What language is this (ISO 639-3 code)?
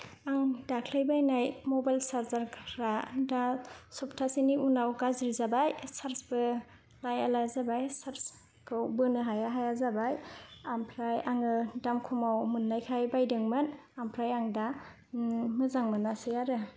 brx